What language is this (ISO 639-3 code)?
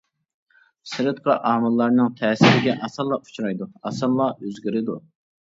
uig